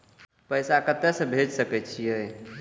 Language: Maithili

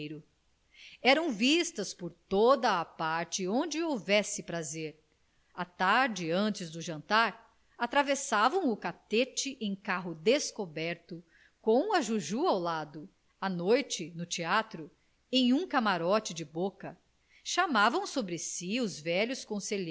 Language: Portuguese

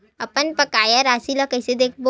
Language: Chhattisgarhi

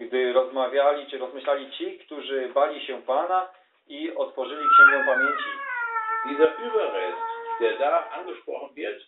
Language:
Polish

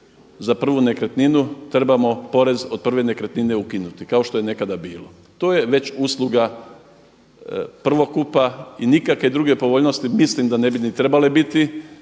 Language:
Croatian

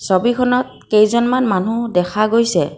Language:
Assamese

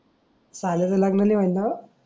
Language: Marathi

